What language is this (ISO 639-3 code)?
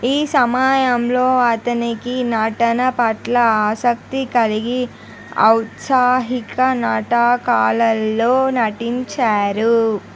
tel